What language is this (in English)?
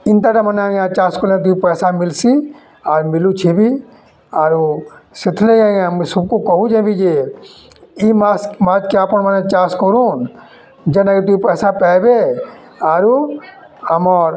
Odia